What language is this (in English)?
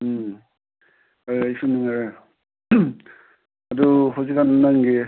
Manipuri